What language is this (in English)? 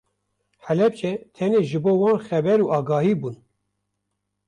Kurdish